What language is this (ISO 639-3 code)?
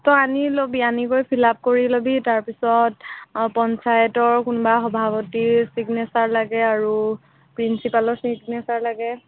asm